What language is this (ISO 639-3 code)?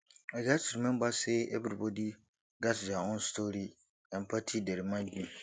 pcm